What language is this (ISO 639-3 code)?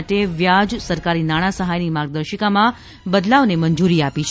guj